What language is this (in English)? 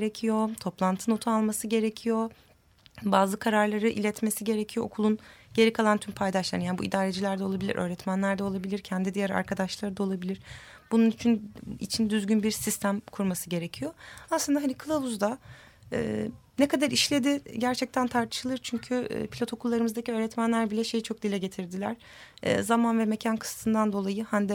Turkish